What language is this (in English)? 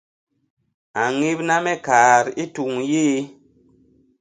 Basaa